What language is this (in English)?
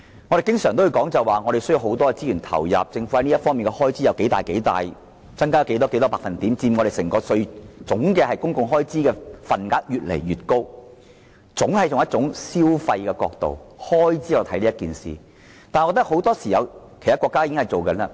Cantonese